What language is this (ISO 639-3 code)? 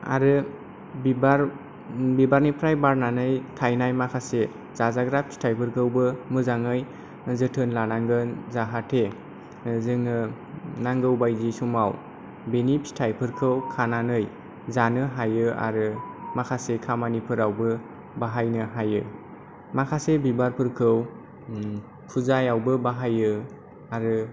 brx